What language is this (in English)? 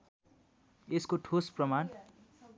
Nepali